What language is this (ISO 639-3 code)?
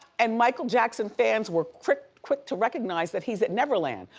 eng